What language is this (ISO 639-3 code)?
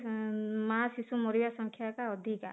ori